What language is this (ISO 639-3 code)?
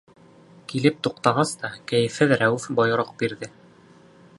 bak